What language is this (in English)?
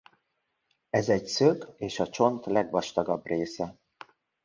Hungarian